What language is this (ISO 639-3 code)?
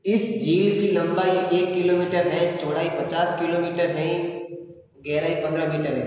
hin